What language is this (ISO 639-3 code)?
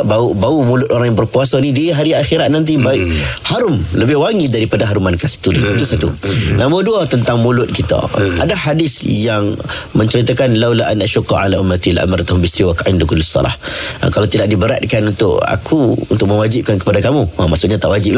msa